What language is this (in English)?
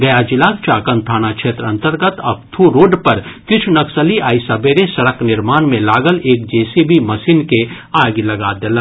Maithili